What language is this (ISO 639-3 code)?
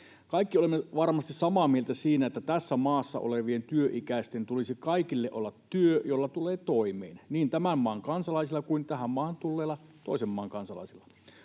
fin